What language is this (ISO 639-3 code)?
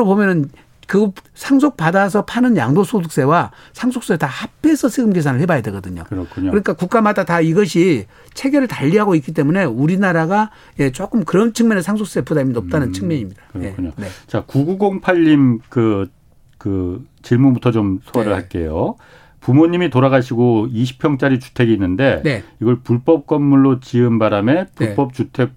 kor